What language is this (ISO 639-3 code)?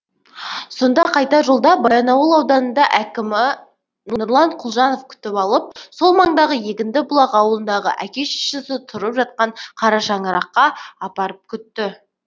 kaz